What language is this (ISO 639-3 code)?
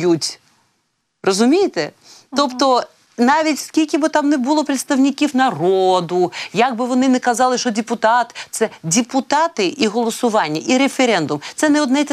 ukr